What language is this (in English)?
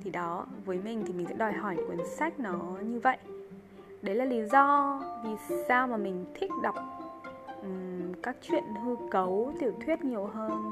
Vietnamese